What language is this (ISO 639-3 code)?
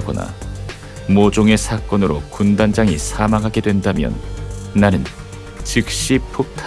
kor